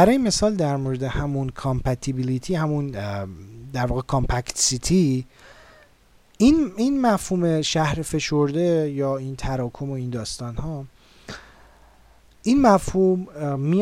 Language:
Persian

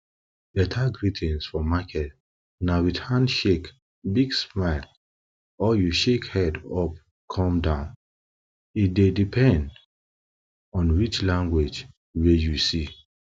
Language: Nigerian Pidgin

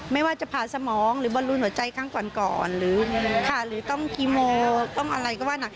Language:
Thai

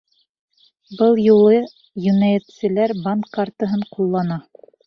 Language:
Bashkir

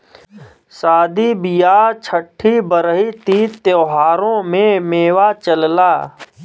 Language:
Bhojpuri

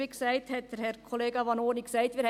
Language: Swiss German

